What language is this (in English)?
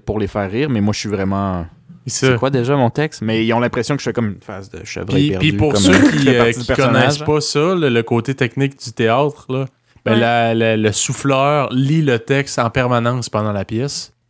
French